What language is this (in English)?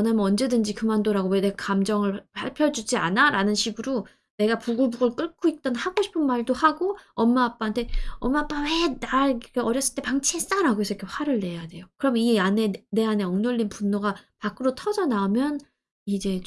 Korean